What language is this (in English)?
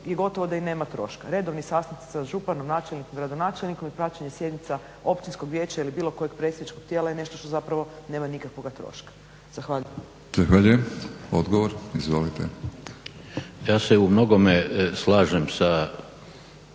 Croatian